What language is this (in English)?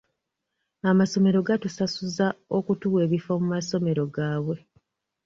Ganda